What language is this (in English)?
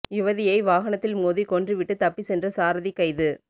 Tamil